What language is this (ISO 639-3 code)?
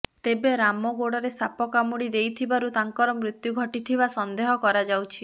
ori